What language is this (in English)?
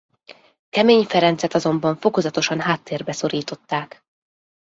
Hungarian